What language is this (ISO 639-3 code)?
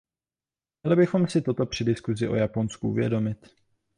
ces